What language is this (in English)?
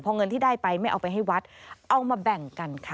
Thai